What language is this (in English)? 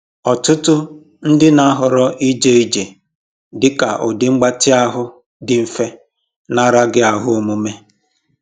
Igbo